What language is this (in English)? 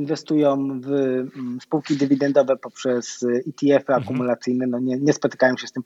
Polish